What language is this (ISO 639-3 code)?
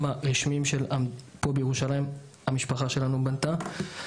heb